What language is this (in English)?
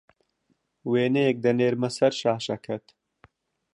Central Kurdish